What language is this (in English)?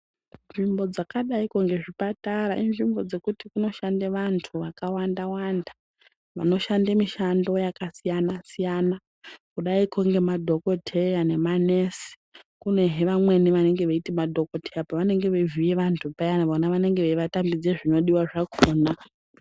Ndau